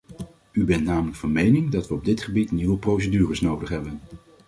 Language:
Dutch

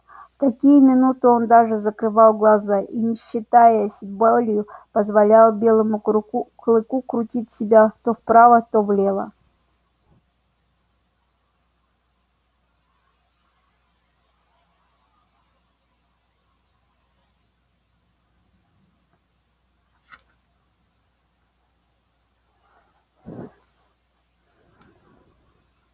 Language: Russian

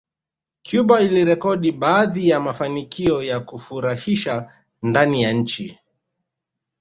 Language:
Swahili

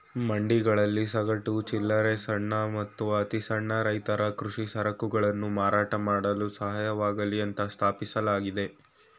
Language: Kannada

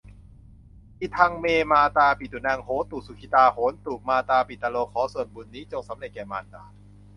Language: Thai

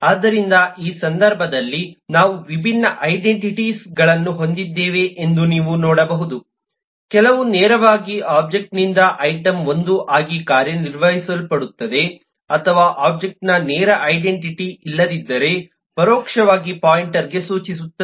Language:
Kannada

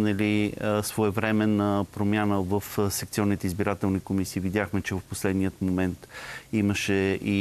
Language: Bulgarian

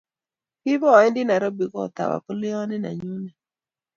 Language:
Kalenjin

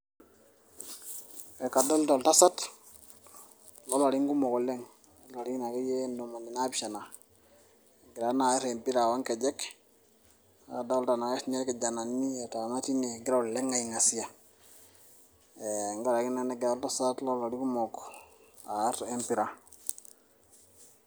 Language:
Masai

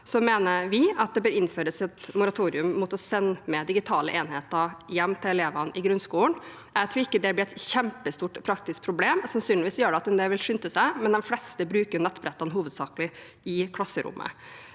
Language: Norwegian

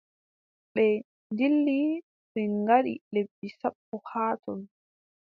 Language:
Adamawa Fulfulde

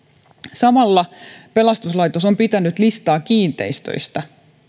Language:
Finnish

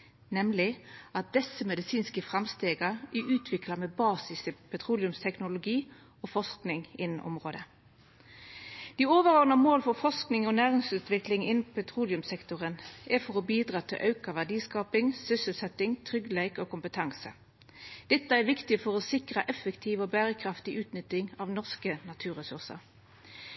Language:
Norwegian Nynorsk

